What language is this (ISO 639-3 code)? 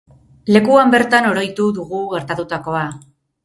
eus